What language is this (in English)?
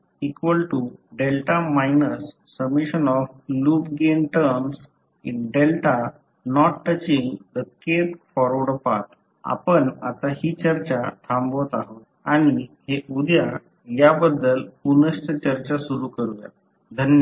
Marathi